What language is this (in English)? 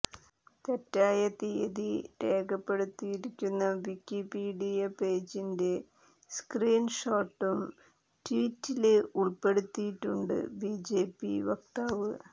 Malayalam